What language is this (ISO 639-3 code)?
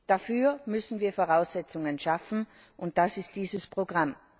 deu